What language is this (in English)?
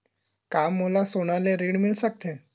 Chhattisgarhi